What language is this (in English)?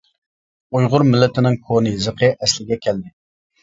Uyghur